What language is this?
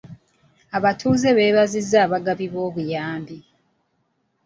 Ganda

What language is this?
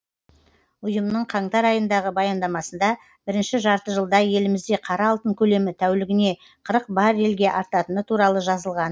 Kazakh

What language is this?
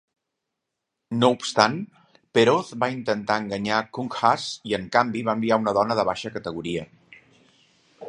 Catalan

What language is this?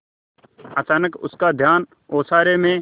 Hindi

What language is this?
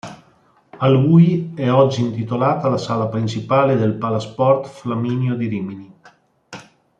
Italian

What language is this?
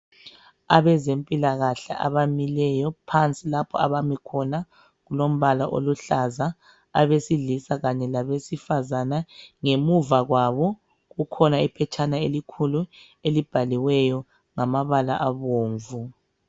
North Ndebele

